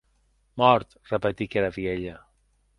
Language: Occitan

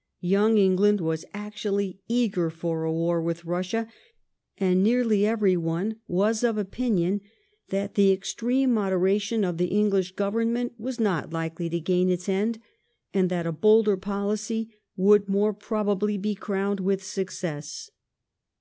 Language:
English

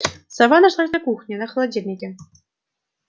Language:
Russian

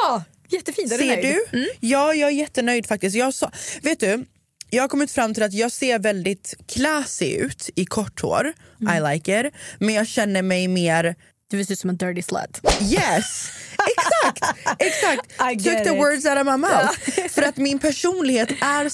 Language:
Swedish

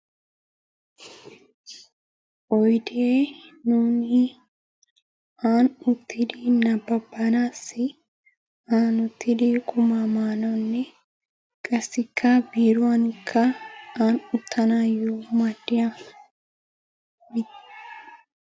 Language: Wolaytta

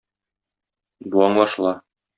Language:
Tatar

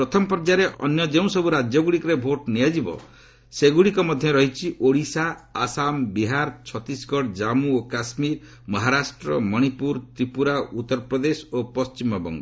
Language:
Odia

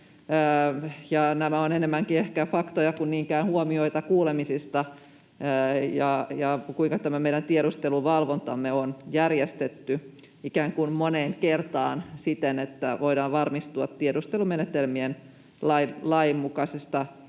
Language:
Finnish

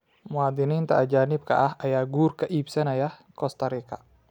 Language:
Somali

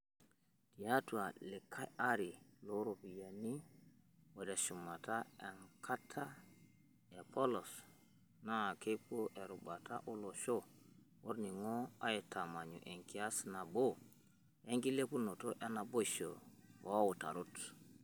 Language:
Masai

